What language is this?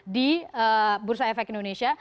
Indonesian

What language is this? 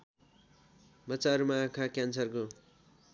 Nepali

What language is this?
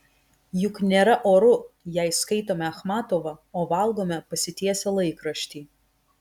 Lithuanian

